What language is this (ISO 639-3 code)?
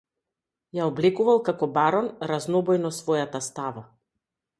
mkd